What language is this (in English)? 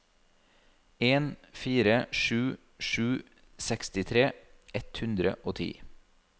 Norwegian